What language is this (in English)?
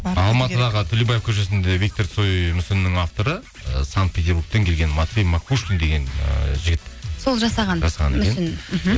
Kazakh